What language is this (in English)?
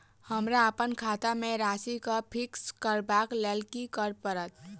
Maithili